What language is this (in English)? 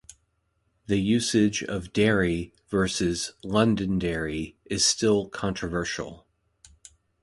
English